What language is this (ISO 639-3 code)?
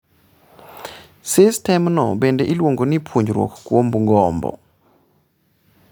luo